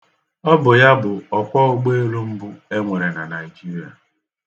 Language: Igbo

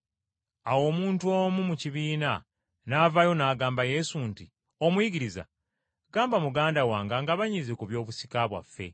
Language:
Ganda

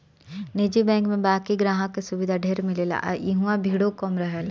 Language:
Bhojpuri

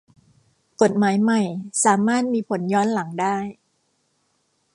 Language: Thai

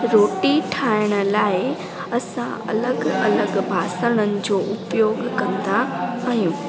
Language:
Sindhi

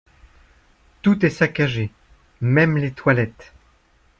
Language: French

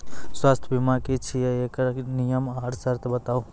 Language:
Maithili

